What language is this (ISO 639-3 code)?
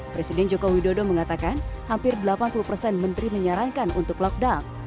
ind